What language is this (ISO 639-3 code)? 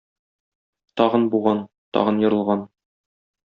tat